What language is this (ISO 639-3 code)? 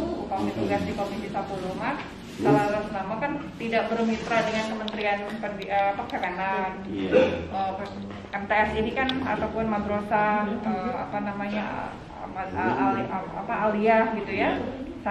ind